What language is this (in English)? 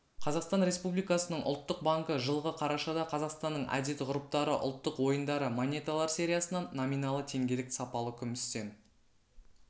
Kazakh